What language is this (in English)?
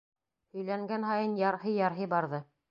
Bashkir